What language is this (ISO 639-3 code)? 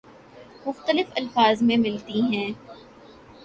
urd